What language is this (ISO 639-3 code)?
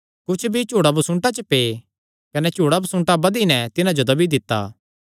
xnr